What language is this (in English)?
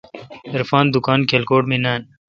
Kalkoti